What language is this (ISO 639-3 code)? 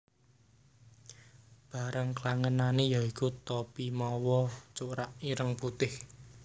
jav